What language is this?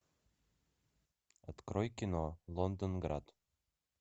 Russian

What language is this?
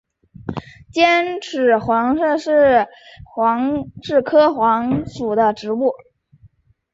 Chinese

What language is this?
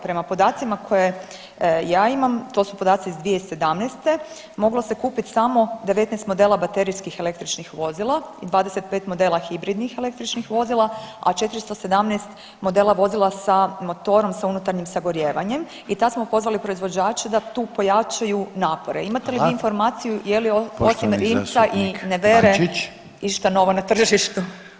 Croatian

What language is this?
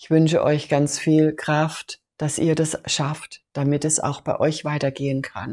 German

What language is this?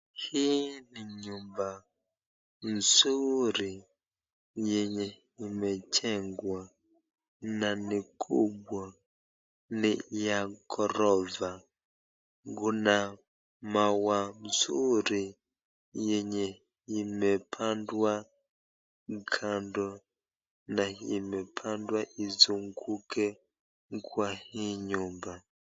Swahili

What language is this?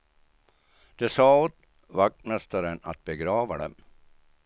Swedish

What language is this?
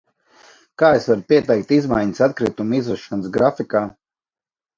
Latvian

